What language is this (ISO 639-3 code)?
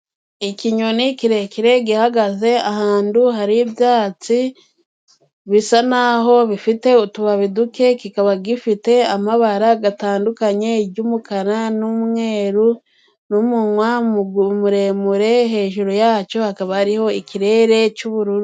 kin